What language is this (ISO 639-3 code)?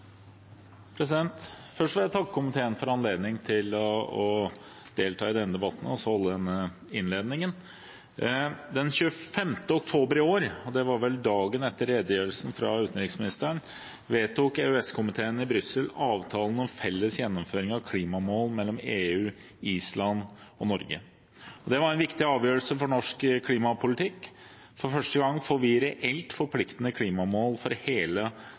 nob